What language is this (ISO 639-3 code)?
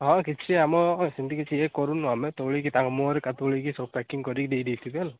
ori